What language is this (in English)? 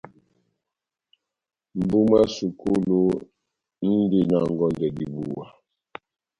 Batanga